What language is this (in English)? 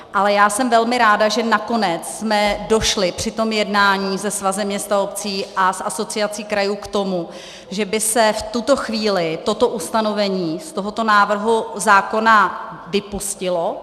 Czech